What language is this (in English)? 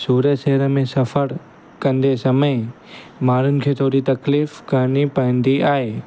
Sindhi